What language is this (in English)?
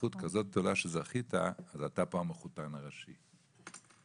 Hebrew